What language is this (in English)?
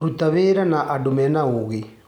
Kikuyu